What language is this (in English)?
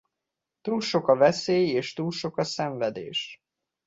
Hungarian